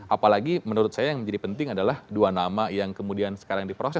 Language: Indonesian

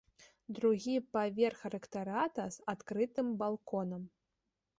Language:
Belarusian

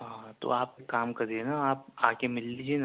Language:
Urdu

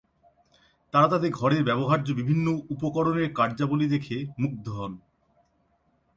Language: Bangla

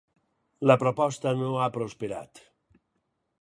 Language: Catalan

